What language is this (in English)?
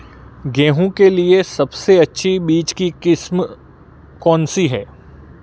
Hindi